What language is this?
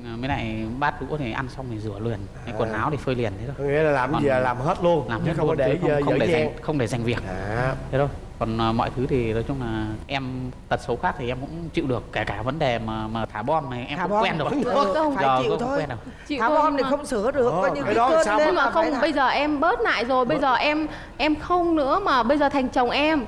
Vietnamese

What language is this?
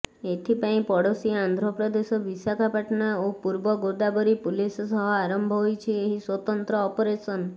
Odia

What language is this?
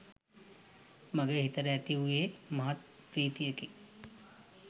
Sinhala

